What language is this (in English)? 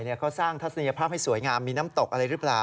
Thai